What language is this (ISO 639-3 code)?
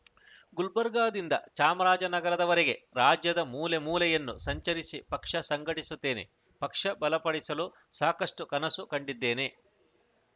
kan